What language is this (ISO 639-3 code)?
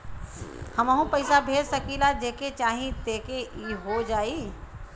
bho